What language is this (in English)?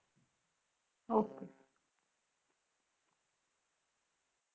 Punjabi